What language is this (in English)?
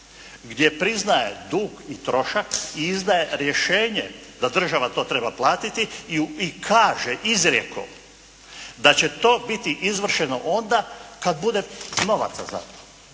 Croatian